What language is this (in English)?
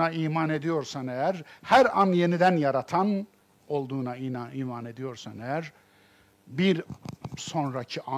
Turkish